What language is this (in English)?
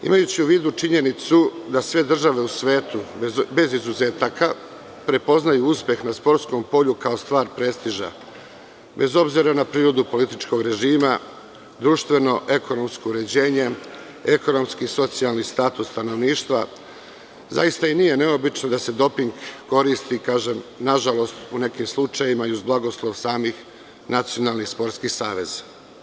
Serbian